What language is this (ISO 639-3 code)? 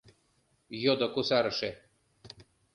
chm